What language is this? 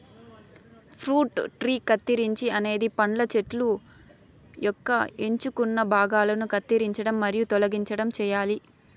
Telugu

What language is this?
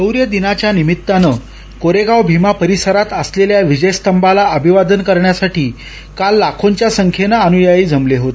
Marathi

